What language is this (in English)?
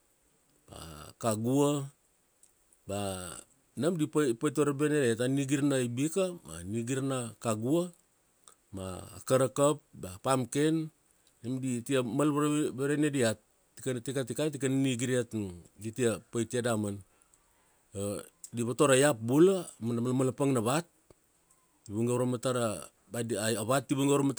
Kuanua